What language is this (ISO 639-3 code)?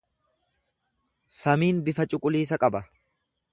orm